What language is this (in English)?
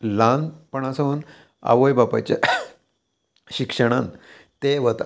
Konkani